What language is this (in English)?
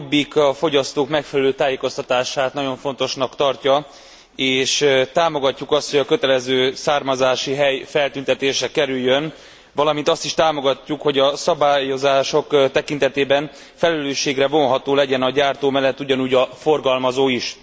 Hungarian